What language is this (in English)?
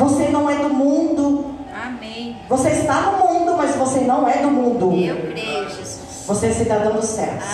Portuguese